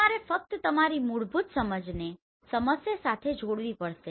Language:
Gujarati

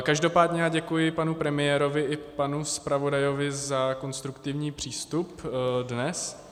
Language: Czech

